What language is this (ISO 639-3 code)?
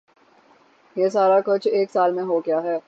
urd